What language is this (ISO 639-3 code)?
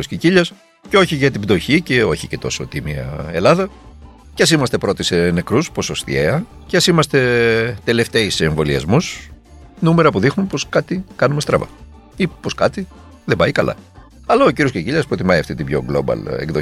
ell